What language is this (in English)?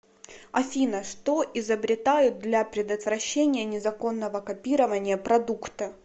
Russian